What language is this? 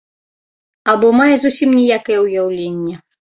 Belarusian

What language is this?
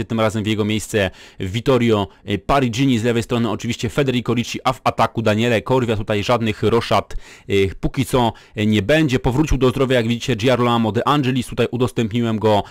Polish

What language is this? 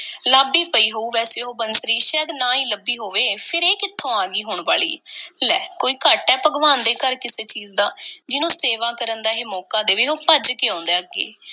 Punjabi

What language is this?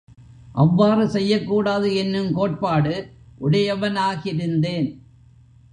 Tamil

